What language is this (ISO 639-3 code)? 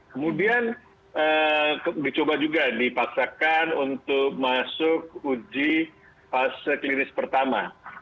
ind